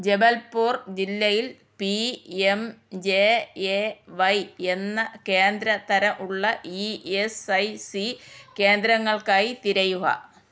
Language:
Malayalam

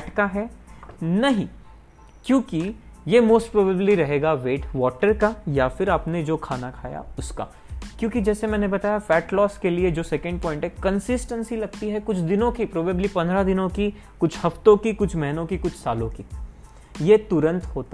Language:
Hindi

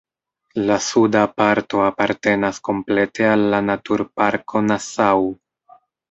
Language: Esperanto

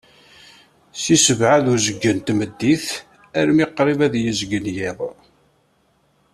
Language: Kabyle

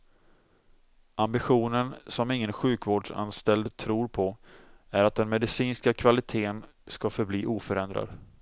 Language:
Swedish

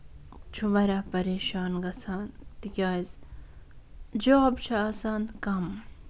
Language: Kashmiri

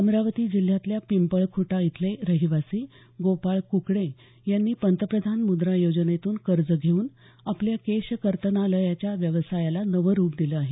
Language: Marathi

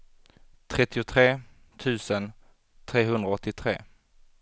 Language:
Swedish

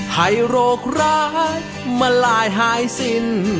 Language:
Thai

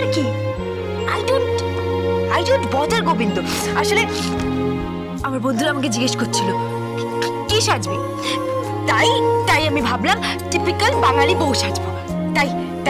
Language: Bangla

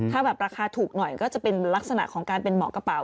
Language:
Thai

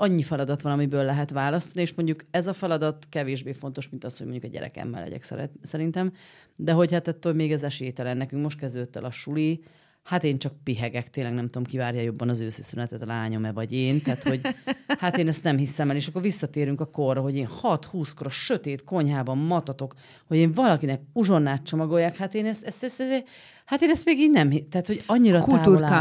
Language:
Hungarian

